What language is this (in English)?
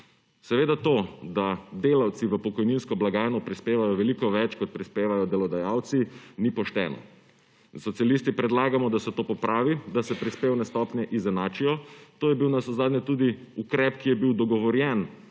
Slovenian